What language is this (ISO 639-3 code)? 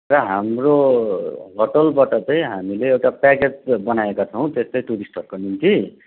nep